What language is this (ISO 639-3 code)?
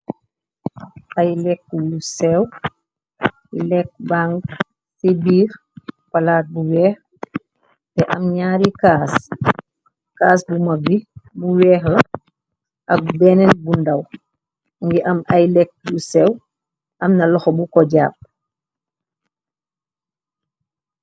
wol